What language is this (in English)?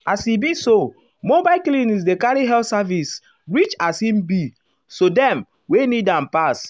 Nigerian Pidgin